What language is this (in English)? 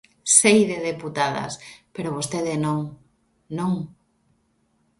Galician